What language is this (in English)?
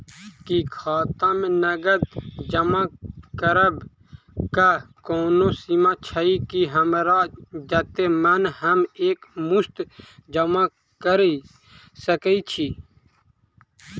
Maithili